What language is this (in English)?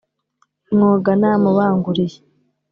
Kinyarwanda